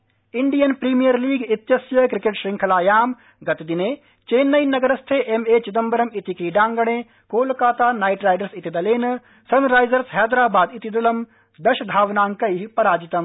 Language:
Sanskrit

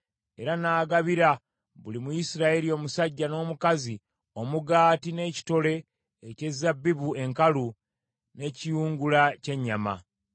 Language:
Ganda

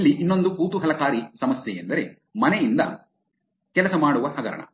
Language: Kannada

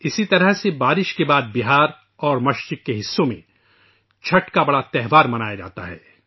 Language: Urdu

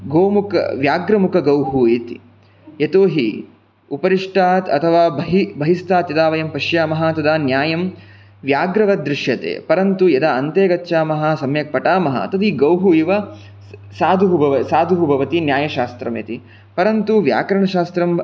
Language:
Sanskrit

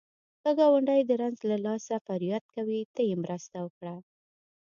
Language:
Pashto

